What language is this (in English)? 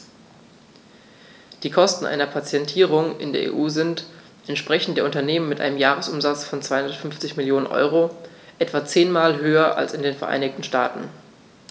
German